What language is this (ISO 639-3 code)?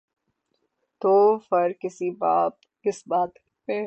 urd